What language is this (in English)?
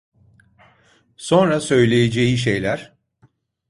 Turkish